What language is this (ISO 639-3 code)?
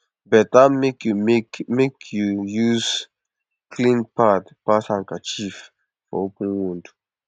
pcm